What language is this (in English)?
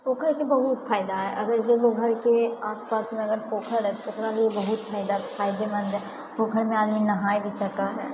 Maithili